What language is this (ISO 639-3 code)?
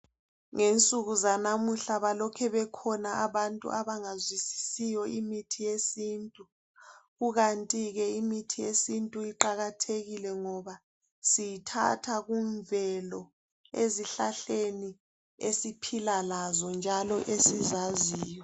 nde